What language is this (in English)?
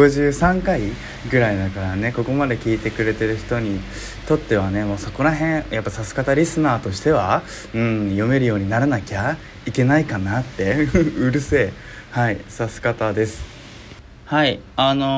Japanese